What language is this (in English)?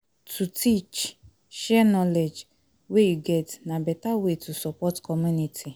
Nigerian Pidgin